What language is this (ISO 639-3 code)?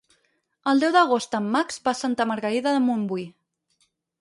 cat